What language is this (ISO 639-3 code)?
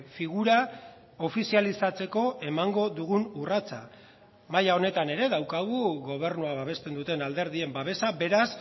eus